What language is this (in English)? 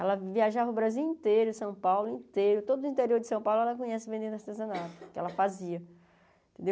Portuguese